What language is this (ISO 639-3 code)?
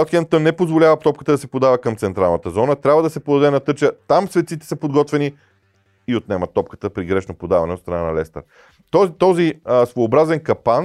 bul